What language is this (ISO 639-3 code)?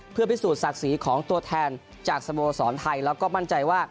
tha